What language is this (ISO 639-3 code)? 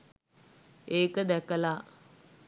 sin